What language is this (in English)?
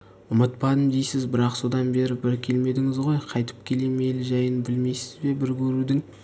Kazakh